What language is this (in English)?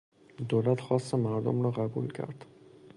Persian